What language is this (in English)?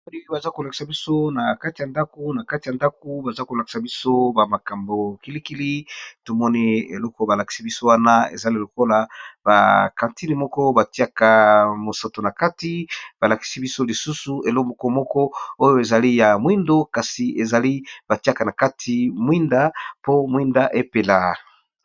Lingala